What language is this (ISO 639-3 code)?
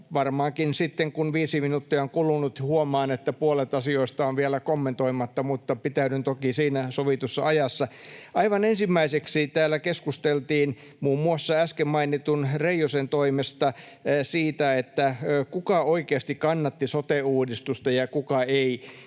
fin